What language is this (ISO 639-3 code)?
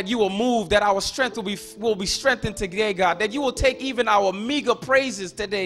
eng